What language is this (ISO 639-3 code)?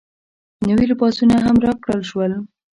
pus